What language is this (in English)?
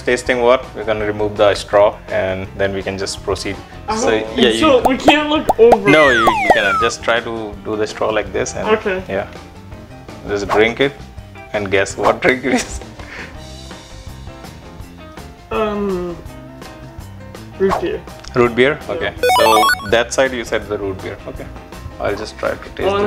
English